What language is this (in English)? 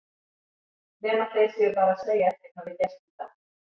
Icelandic